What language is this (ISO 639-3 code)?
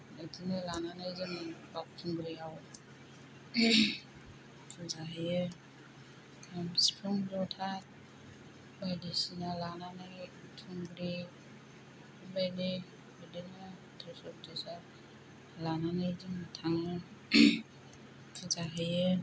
brx